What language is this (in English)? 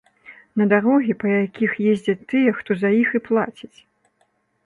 Belarusian